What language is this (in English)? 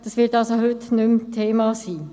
Swiss German